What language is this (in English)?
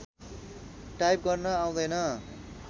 Nepali